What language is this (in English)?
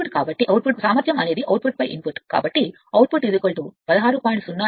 Telugu